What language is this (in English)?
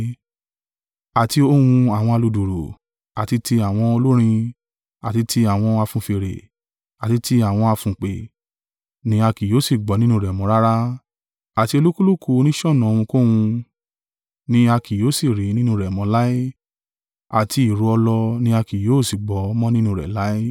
Yoruba